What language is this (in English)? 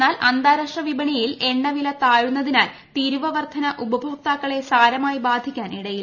Malayalam